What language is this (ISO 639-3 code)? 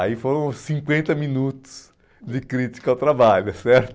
por